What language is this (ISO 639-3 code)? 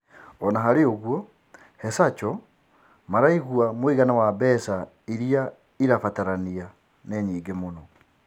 kik